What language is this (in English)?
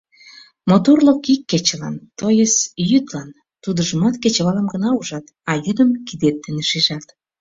Mari